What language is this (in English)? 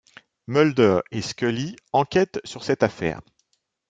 French